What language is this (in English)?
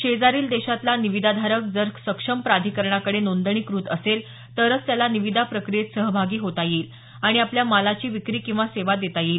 Marathi